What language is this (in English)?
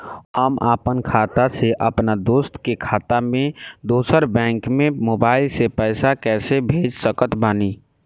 Bhojpuri